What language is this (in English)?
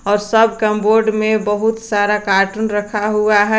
Hindi